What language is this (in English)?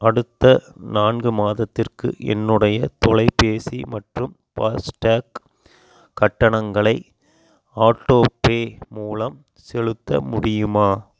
Tamil